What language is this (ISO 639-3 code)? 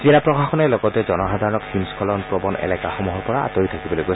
asm